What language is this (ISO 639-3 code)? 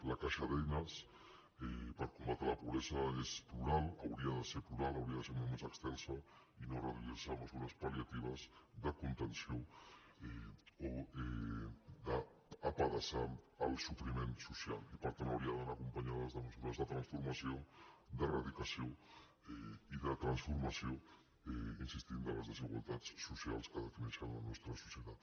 cat